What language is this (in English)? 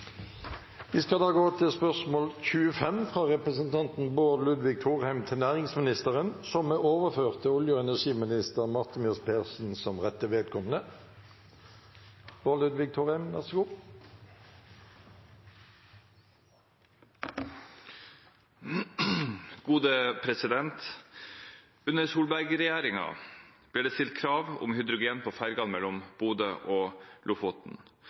Norwegian